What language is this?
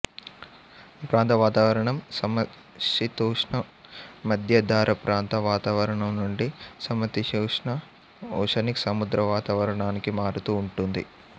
Telugu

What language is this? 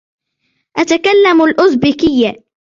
Arabic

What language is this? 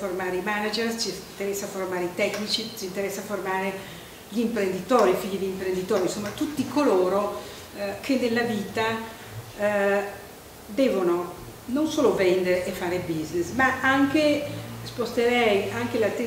Italian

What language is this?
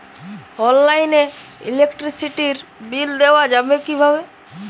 Bangla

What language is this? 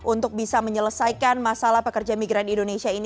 Indonesian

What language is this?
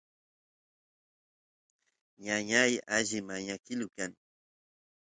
Santiago del Estero Quichua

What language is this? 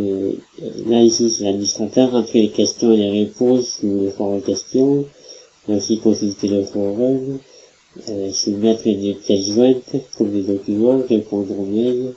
French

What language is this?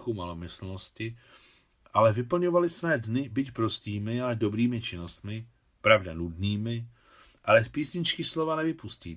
Czech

